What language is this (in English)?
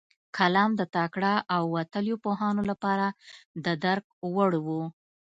Pashto